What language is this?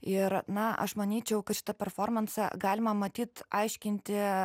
Lithuanian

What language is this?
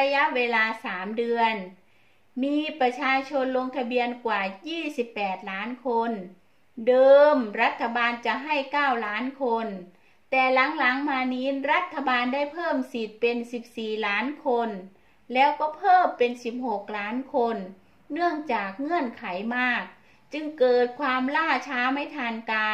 Thai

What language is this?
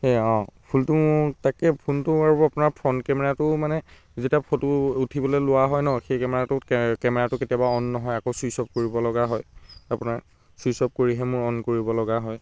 Assamese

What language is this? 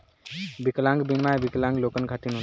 Bhojpuri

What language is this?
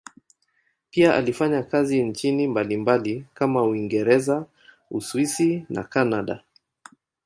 Swahili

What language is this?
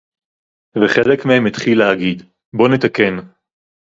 Hebrew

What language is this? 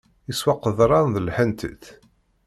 Kabyle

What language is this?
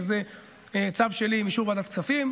Hebrew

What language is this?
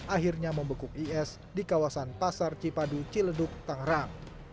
Indonesian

